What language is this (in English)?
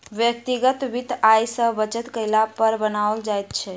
Maithili